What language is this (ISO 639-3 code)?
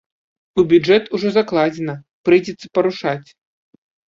bel